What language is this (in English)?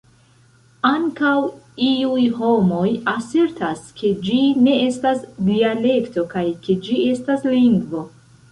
Esperanto